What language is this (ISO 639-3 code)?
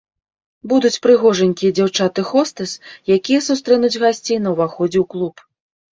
bel